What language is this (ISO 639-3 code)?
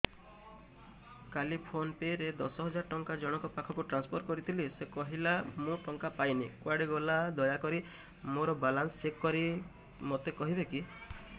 ori